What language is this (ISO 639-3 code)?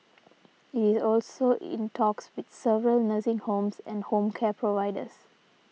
eng